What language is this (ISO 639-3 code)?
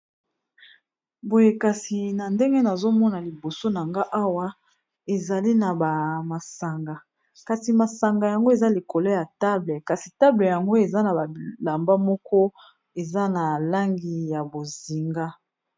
lin